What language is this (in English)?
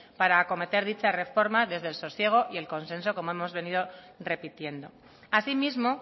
Spanish